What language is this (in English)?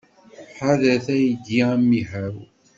Kabyle